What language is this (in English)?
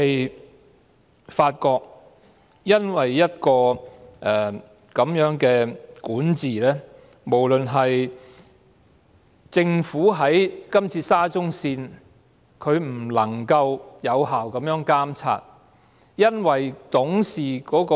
Cantonese